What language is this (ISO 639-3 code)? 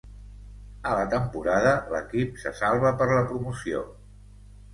cat